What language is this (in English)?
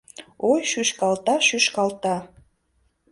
Mari